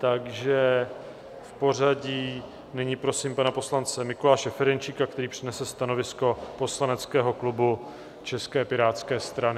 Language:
Czech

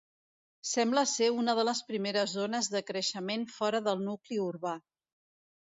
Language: Catalan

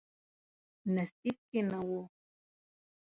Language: Pashto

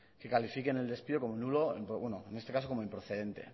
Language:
Spanish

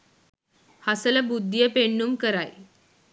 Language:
Sinhala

